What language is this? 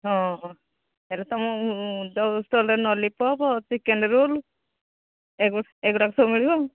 Odia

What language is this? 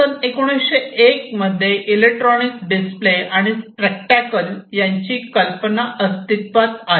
Marathi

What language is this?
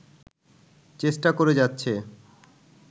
Bangla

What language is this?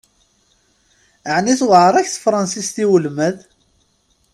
Kabyle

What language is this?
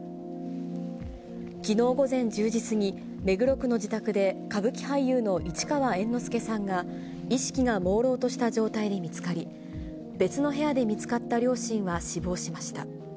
Japanese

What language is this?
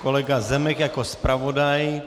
Czech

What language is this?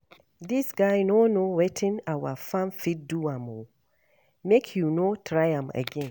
Nigerian Pidgin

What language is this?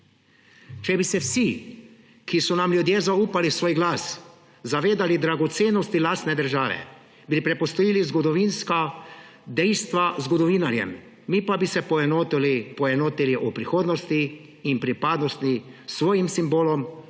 Slovenian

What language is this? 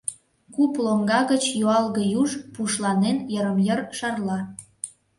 Mari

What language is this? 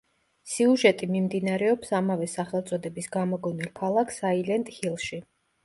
Georgian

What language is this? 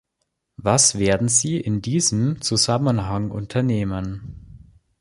German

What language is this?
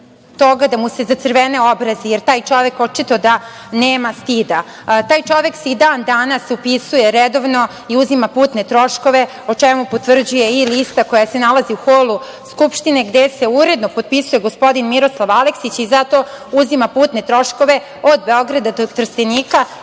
Serbian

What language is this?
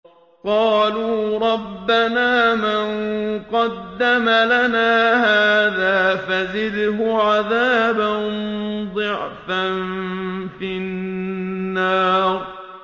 Arabic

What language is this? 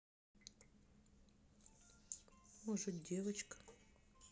Russian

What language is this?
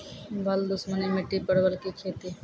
Maithili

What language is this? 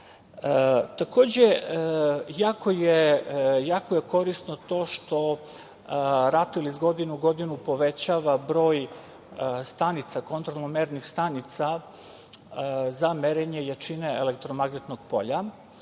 Serbian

